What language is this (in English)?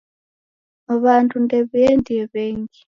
Taita